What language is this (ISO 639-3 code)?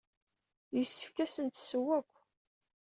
kab